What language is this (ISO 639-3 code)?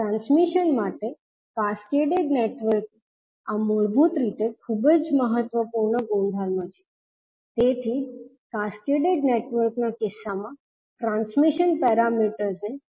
guj